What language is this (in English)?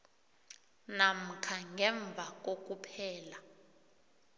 South Ndebele